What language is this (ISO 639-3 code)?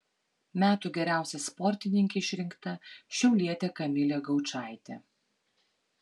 lit